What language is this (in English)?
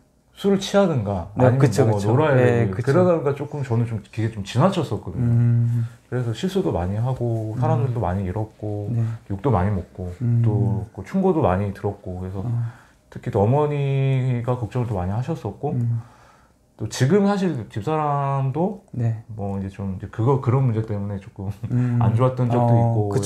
Korean